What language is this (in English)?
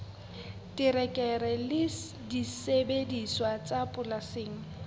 Southern Sotho